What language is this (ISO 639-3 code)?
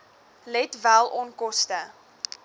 afr